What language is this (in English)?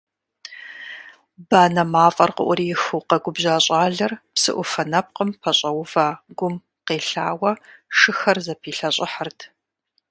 Kabardian